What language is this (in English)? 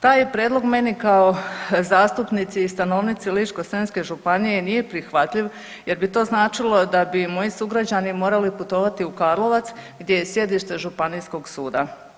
Croatian